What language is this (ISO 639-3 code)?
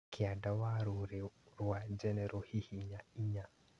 kik